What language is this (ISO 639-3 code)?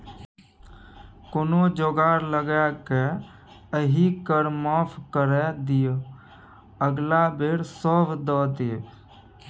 mai